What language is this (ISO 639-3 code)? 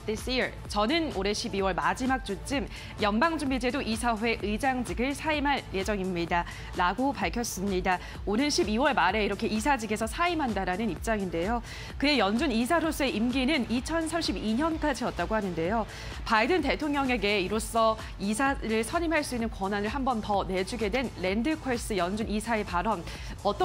kor